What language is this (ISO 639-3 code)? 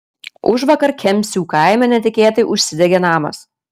lit